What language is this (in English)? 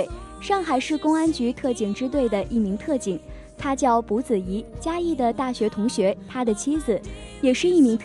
Chinese